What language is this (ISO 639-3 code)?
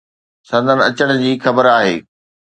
snd